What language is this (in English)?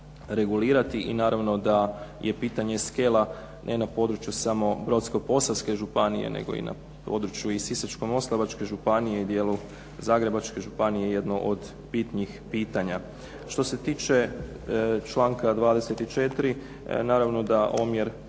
Croatian